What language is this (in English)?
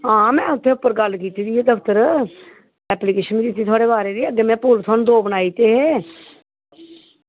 Dogri